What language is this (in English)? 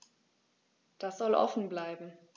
German